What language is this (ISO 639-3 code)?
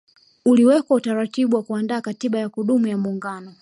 swa